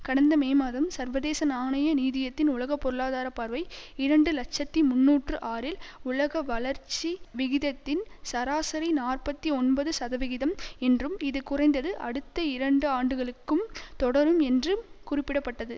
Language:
Tamil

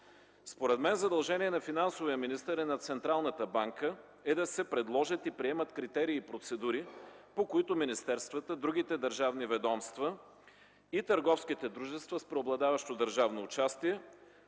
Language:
Bulgarian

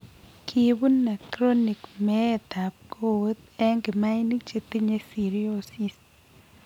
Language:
Kalenjin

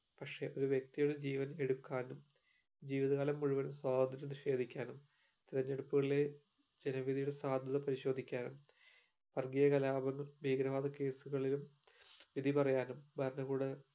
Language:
Malayalam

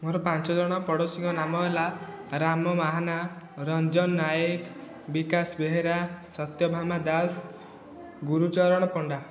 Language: Odia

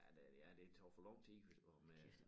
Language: Danish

